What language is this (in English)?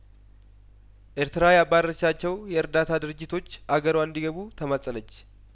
Amharic